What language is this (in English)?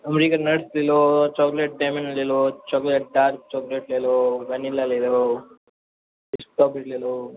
Hindi